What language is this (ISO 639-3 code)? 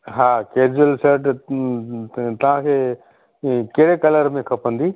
snd